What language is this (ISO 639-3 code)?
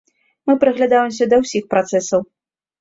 bel